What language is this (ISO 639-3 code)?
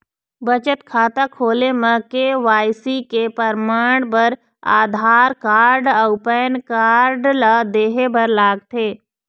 hne